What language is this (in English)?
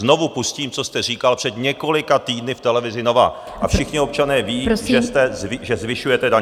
Czech